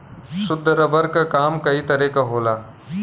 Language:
Bhojpuri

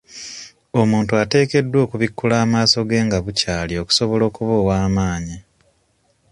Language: Ganda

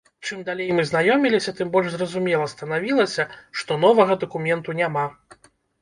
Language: Belarusian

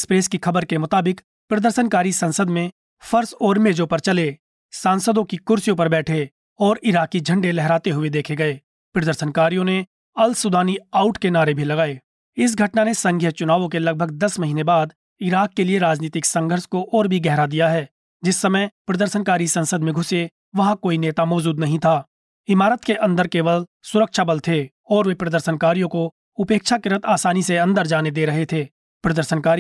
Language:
Hindi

